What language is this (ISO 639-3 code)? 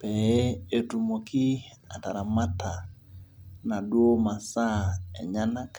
mas